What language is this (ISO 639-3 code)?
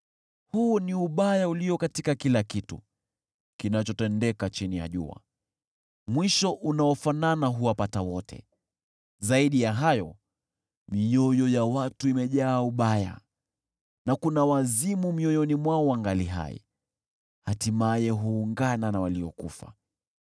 swa